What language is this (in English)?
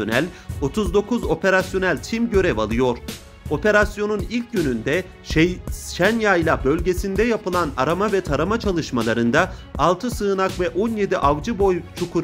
Turkish